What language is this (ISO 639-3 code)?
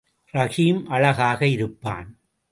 tam